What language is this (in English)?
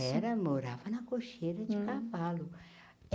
Portuguese